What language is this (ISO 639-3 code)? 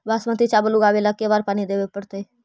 mag